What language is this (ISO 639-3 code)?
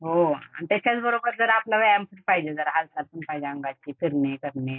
mar